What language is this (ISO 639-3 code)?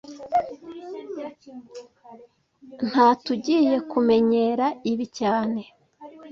kin